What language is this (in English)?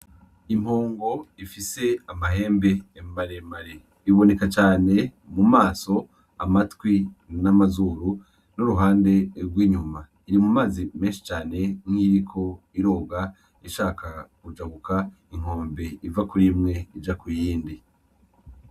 Rundi